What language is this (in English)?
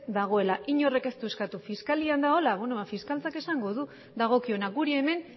Basque